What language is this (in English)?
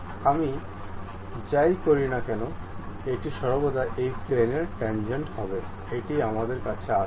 Bangla